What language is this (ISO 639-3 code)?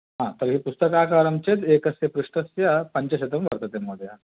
san